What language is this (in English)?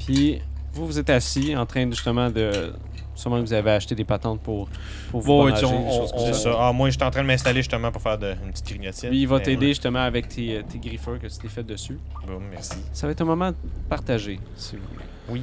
French